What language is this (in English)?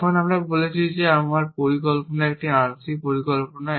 Bangla